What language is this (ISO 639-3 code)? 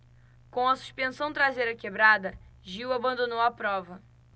por